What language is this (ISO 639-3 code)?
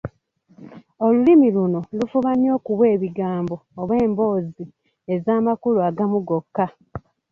lug